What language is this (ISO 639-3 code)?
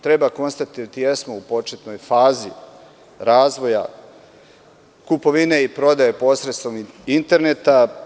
srp